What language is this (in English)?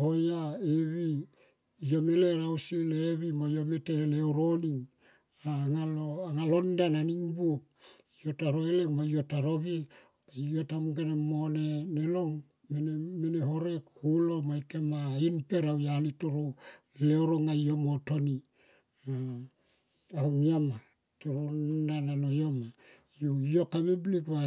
Tomoip